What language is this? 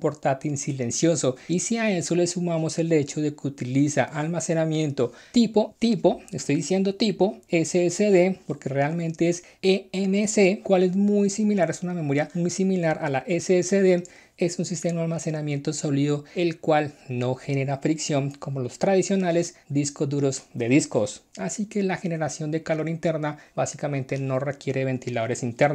Spanish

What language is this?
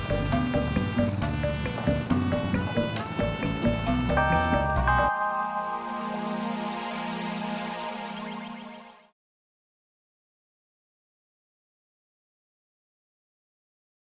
Indonesian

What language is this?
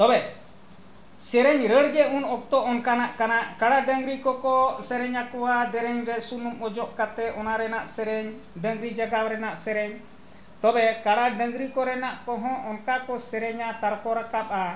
Santali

